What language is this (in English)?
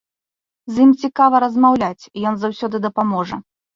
Belarusian